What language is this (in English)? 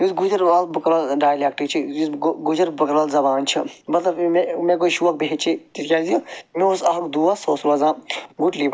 Kashmiri